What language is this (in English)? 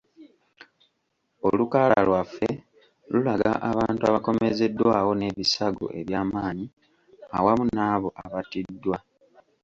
Ganda